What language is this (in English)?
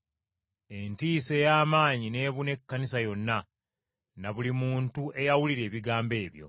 Ganda